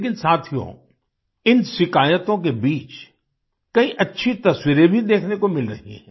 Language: Hindi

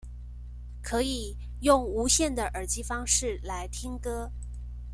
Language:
Chinese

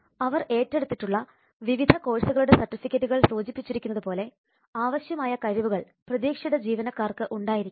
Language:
Malayalam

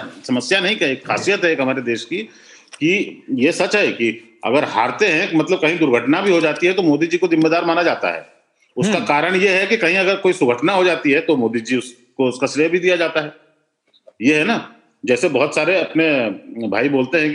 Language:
Hindi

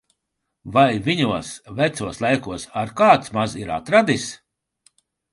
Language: Latvian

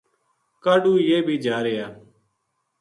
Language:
Gujari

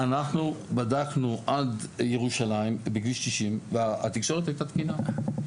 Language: Hebrew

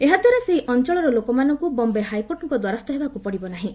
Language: Odia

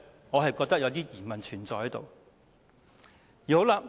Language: Cantonese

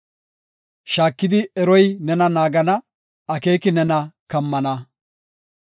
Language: Gofa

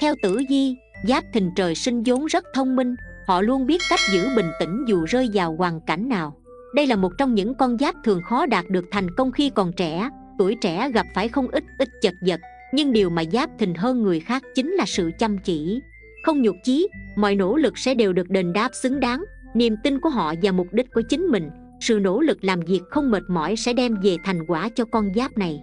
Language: Vietnamese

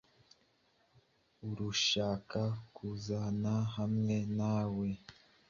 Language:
Kinyarwanda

